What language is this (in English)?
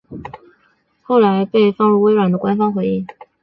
Chinese